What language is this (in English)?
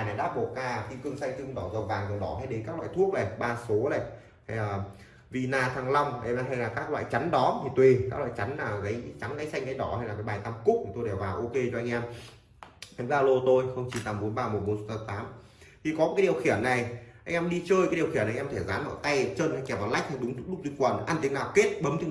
Vietnamese